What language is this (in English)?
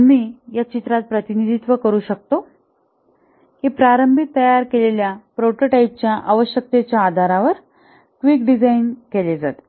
Marathi